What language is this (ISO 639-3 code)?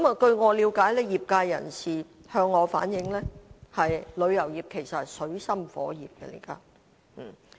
yue